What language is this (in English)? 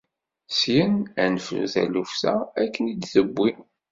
Kabyle